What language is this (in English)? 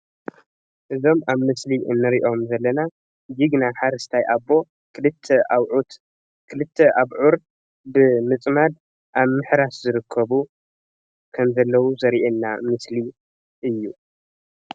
Tigrinya